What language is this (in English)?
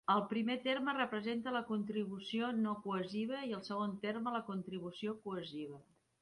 Catalan